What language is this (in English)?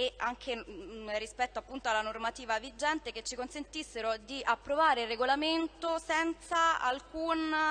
Italian